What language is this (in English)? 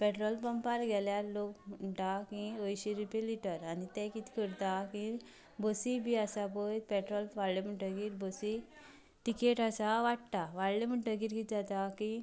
Konkani